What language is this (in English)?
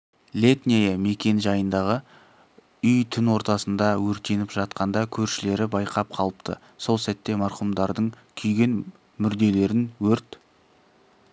Kazakh